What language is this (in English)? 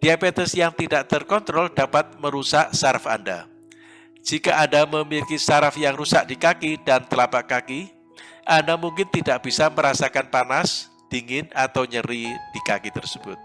Indonesian